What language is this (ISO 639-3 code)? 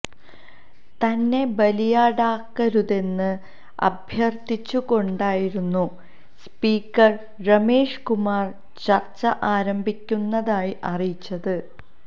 mal